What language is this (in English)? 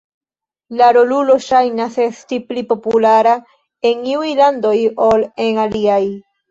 Esperanto